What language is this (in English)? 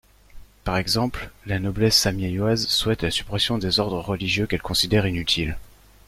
French